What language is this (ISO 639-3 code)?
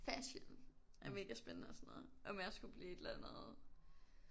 dan